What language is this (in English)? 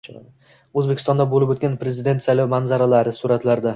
Uzbek